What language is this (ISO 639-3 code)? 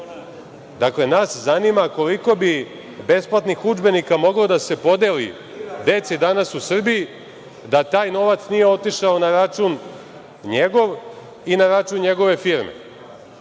srp